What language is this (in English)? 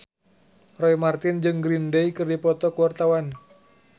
Sundanese